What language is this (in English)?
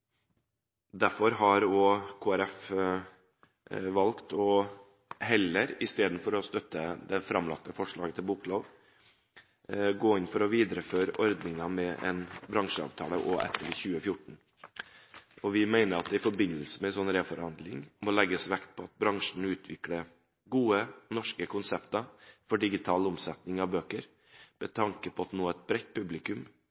Norwegian Bokmål